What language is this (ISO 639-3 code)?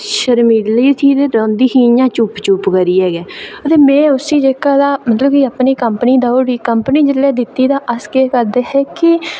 doi